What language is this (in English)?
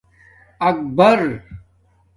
Domaaki